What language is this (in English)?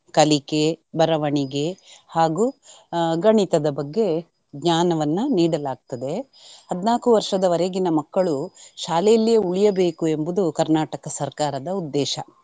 Kannada